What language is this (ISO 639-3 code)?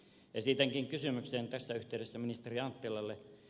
fin